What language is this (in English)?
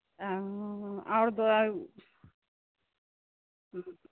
Maithili